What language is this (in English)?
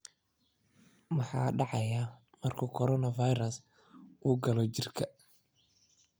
Somali